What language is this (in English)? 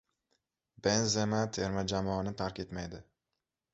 Uzbek